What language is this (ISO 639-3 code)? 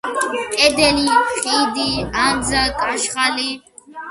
kat